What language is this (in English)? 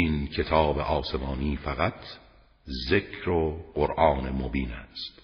Persian